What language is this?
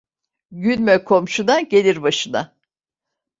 Turkish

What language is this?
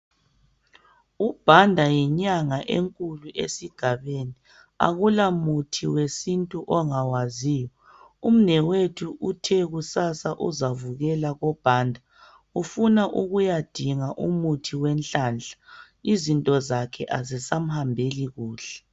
North Ndebele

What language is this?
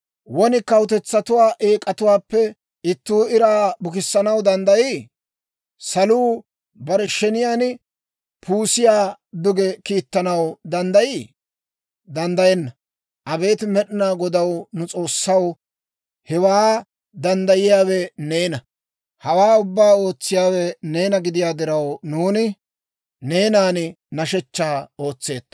Dawro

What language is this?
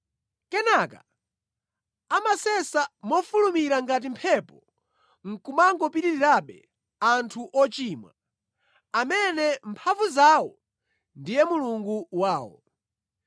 Nyanja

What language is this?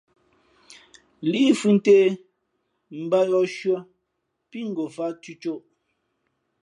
Fe'fe'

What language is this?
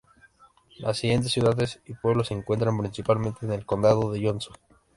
Spanish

